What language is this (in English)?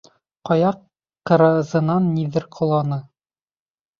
Bashkir